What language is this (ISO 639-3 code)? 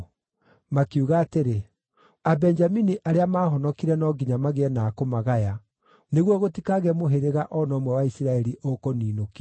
kik